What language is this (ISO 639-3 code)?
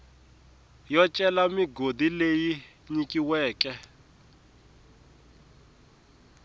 tso